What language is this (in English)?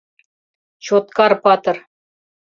Mari